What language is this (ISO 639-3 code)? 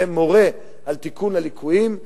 heb